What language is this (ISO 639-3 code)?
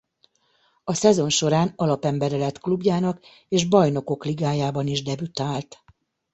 hun